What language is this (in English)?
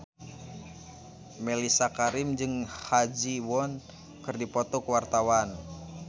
Sundanese